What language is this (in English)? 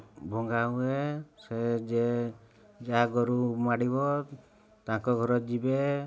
Odia